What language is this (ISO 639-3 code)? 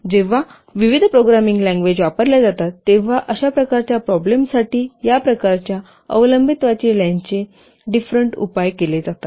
mar